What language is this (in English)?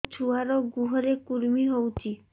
Odia